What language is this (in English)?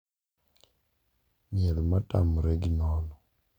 Luo (Kenya and Tanzania)